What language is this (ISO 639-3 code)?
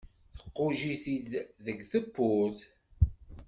kab